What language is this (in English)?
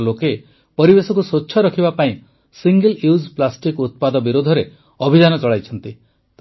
Odia